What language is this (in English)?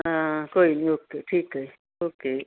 Punjabi